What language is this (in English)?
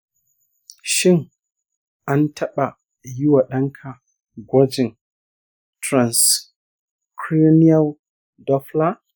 Hausa